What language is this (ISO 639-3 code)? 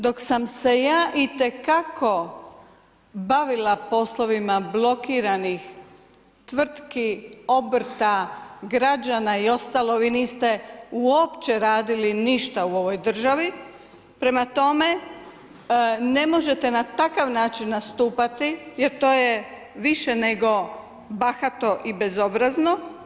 hrv